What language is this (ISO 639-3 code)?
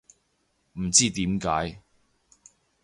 yue